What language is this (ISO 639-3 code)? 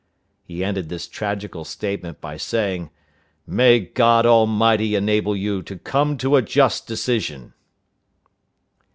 eng